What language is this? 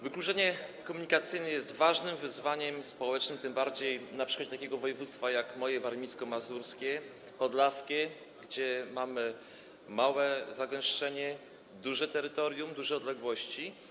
Polish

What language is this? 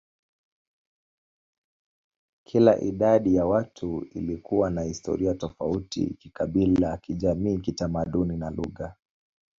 Swahili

